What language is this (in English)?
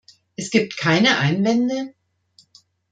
German